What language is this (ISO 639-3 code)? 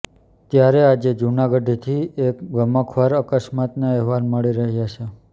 guj